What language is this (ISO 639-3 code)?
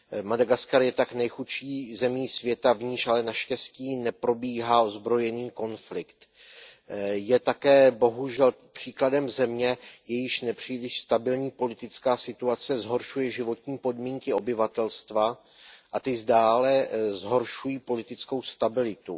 ces